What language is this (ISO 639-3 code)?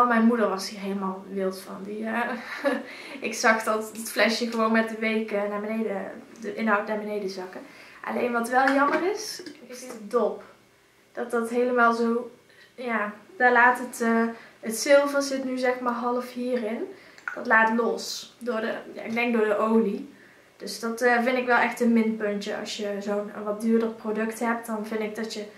nld